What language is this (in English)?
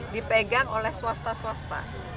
Indonesian